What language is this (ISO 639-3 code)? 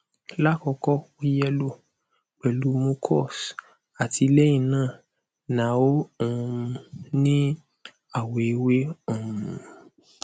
yor